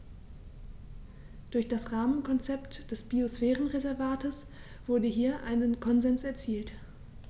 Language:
German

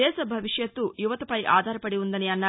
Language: Telugu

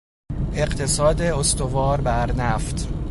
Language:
Persian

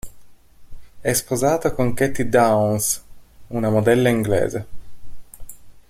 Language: Italian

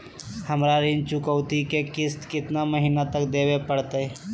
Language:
Magahi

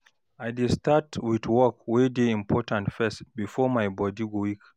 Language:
Nigerian Pidgin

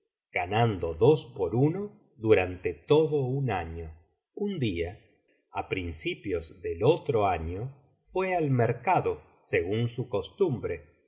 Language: Spanish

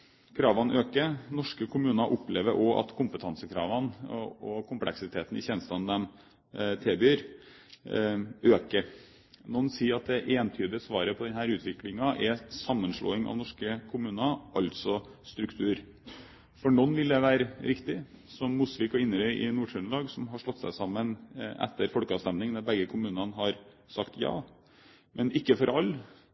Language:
Norwegian Bokmål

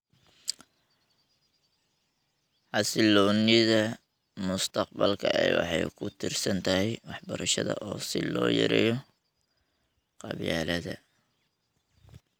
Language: Somali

